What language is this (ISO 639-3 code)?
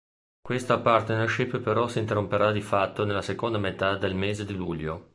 ita